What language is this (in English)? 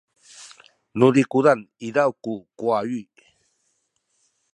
Sakizaya